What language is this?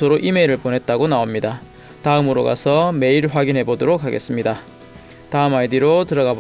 Korean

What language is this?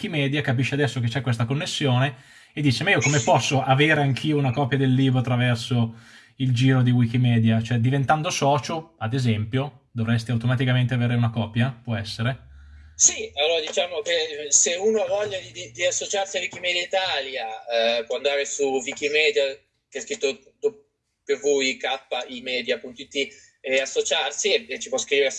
Italian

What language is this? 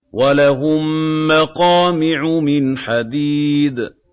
Arabic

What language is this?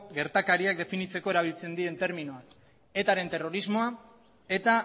Basque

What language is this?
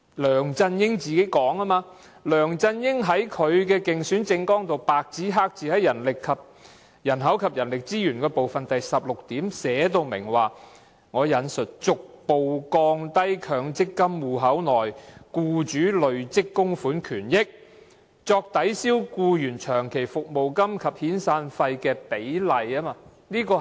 Cantonese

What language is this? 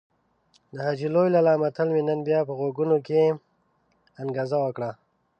Pashto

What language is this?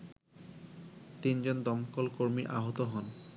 Bangla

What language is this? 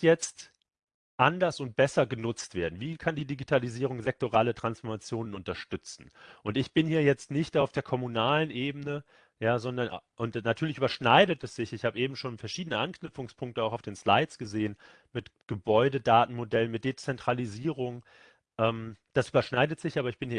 German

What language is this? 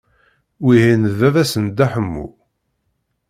Kabyle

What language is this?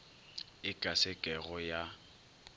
Northern Sotho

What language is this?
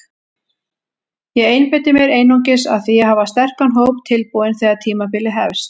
Icelandic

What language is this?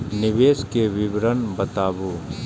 Maithili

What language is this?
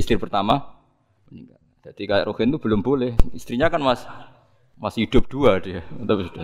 Indonesian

